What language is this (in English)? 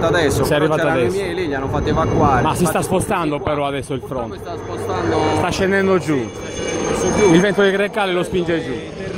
Italian